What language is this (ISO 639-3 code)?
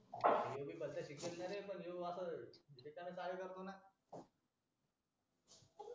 mar